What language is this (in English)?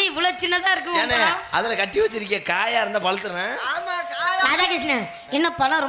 Tamil